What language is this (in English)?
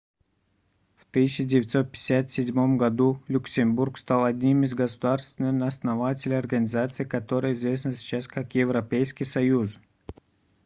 Russian